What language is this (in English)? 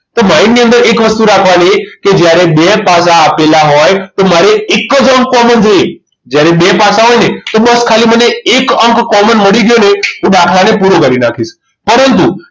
Gujarati